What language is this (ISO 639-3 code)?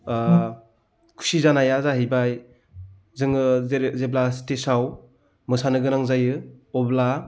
brx